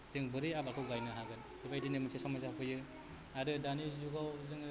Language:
Bodo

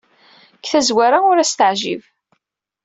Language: Kabyle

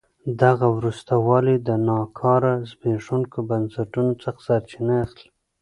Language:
Pashto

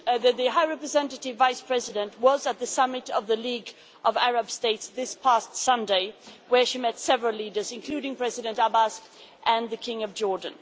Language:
English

